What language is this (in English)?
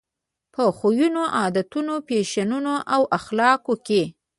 Pashto